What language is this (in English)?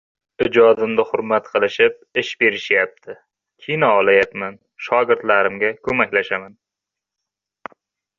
Uzbek